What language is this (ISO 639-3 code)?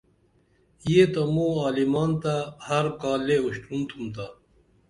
dml